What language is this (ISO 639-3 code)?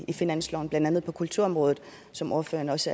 dan